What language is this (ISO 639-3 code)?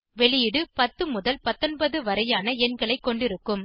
tam